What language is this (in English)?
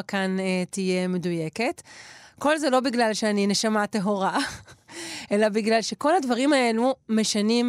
Hebrew